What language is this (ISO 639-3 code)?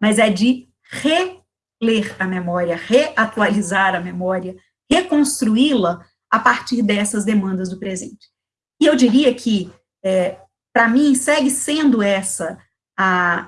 por